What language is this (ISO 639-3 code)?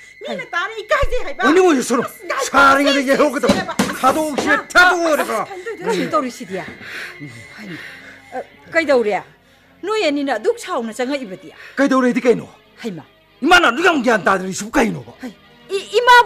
kor